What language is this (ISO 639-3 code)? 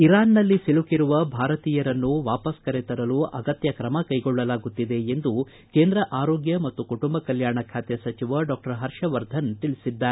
kan